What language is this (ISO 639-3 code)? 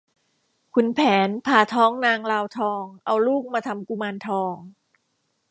tha